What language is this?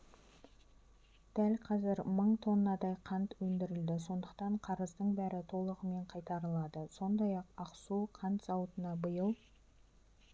Kazakh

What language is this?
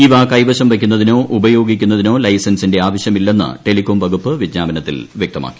Malayalam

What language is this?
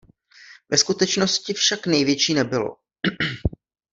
Czech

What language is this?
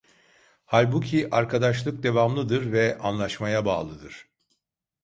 Turkish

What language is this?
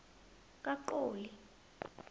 South Ndebele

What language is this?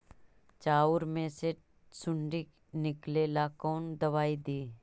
Magahi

